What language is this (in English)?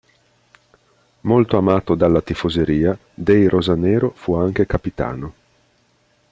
Italian